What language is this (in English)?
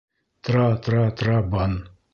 Bashkir